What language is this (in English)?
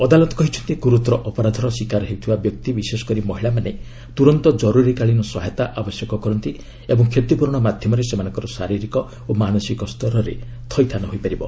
Odia